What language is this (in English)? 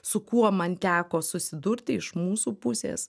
Lithuanian